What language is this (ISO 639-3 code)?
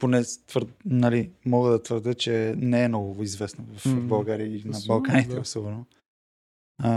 bul